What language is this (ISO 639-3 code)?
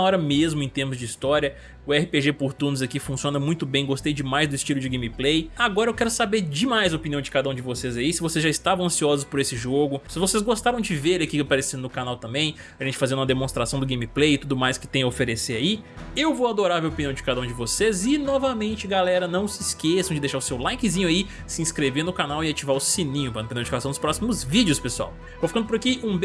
por